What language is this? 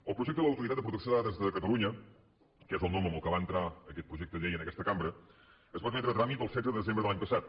Catalan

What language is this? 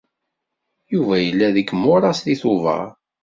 Kabyle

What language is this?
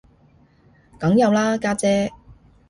Cantonese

